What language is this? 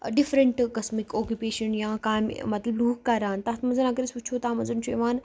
Kashmiri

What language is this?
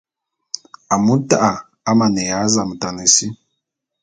Bulu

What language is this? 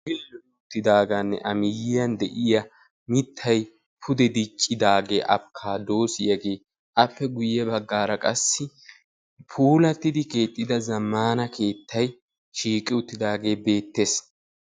Wolaytta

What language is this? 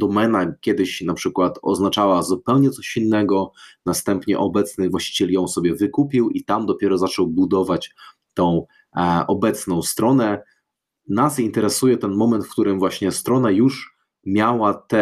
Polish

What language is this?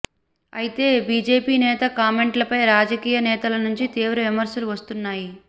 Telugu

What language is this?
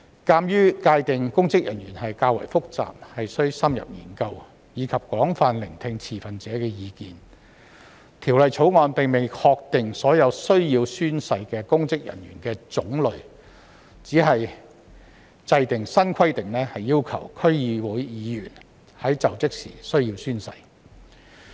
Cantonese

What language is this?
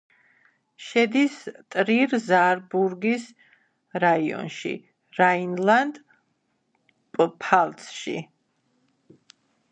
Georgian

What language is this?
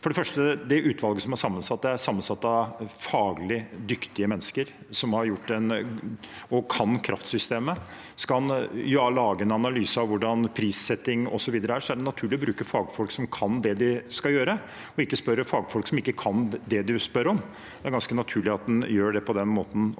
Norwegian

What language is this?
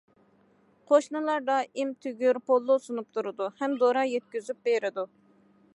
Uyghur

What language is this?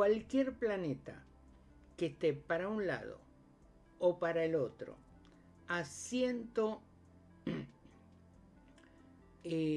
Spanish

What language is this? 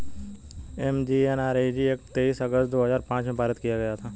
Hindi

